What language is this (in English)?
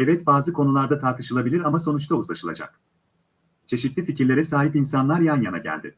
Turkish